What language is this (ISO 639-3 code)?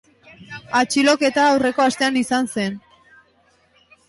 eus